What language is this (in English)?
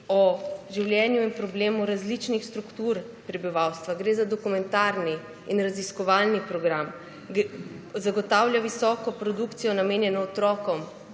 Slovenian